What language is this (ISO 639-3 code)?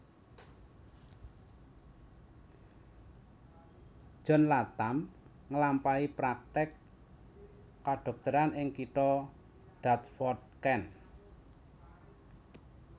jav